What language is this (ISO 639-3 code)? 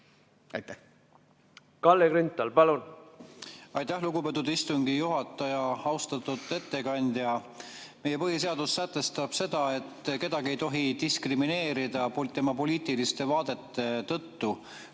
est